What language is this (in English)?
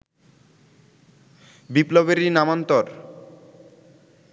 Bangla